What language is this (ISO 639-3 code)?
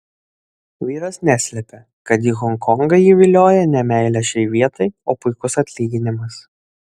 lit